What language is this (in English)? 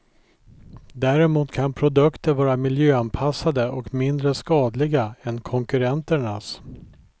Swedish